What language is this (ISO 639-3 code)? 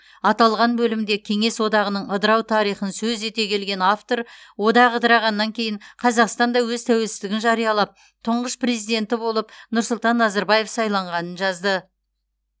kaz